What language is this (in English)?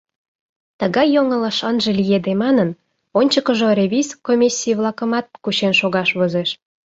Mari